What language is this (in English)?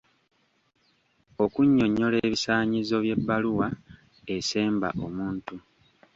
Ganda